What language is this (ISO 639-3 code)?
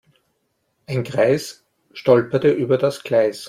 deu